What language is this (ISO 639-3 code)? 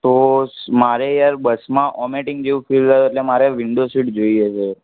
guj